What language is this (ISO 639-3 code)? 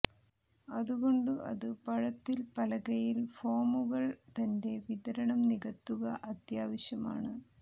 mal